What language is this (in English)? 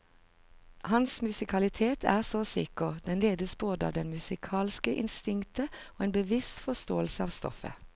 Norwegian